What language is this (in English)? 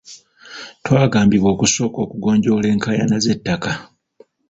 Ganda